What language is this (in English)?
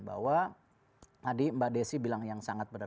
Indonesian